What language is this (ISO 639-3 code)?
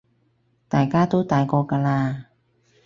yue